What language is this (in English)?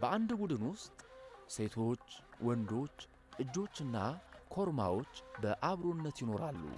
Amharic